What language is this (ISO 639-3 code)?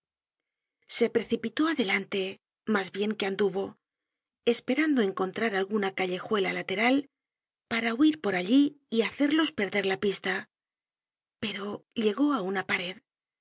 spa